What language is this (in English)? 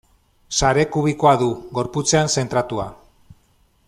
Basque